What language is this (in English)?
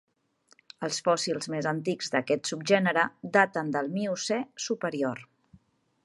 Catalan